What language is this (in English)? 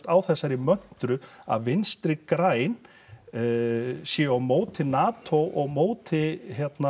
Icelandic